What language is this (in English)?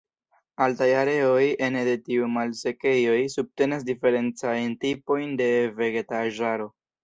Esperanto